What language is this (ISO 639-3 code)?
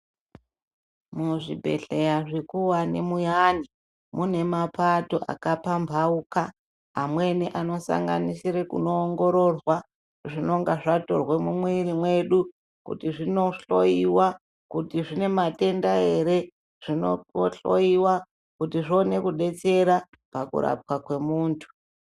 ndc